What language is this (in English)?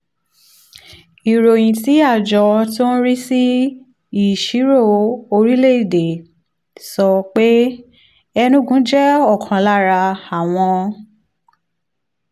Yoruba